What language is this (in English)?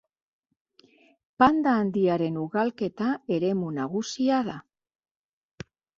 Basque